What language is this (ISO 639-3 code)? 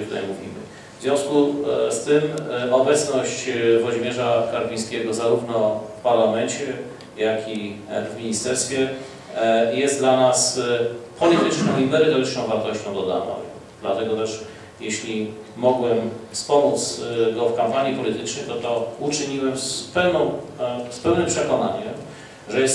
pol